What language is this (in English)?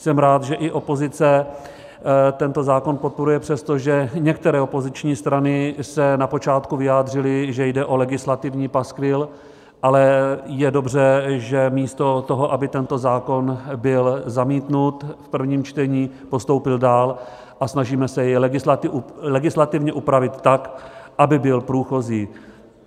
Czech